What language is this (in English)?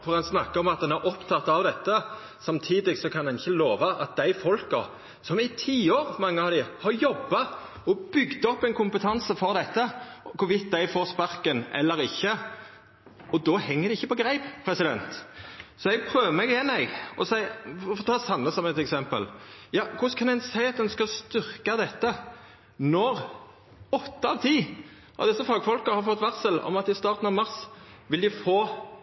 Norwegian Nynorsk